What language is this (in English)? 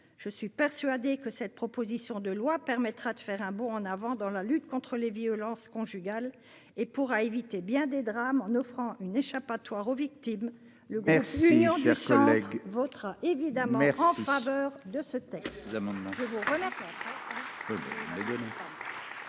French